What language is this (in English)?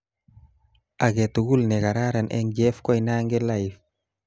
Kalenjin